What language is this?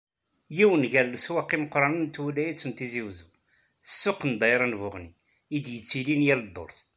Kabyle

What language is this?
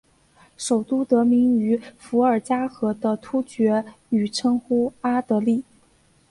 Chinese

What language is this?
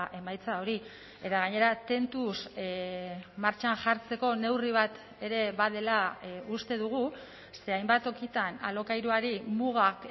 Basque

